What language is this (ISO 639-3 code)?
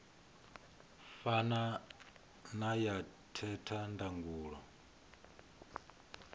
ven